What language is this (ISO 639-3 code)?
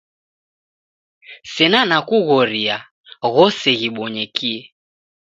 dav